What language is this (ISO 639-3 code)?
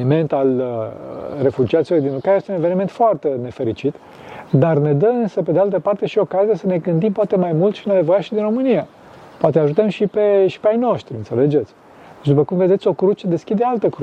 ron